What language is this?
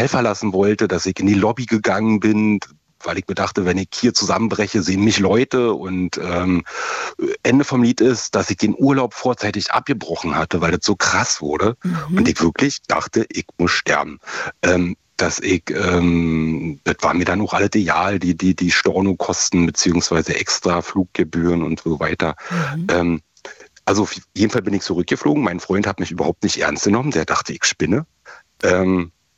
German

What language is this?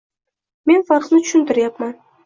Uzbek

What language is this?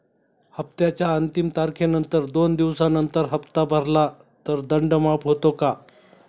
Marathi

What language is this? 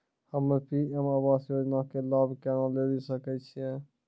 Maithili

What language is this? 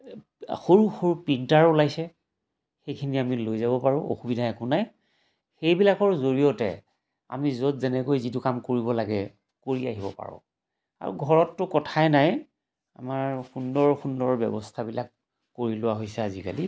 Assamese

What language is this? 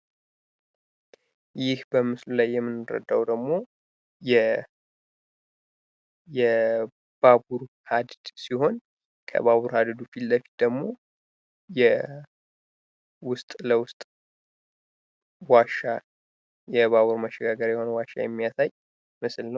Amharic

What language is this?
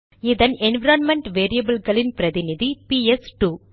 Tamil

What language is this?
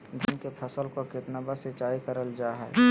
Magahi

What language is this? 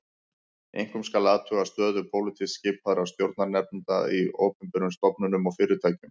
Icelandic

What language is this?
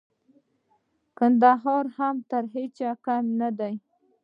Pashto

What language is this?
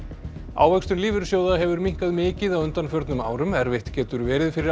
Icelandic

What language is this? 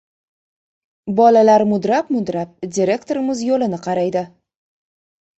Uzbek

